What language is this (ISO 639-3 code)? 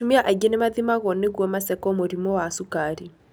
kik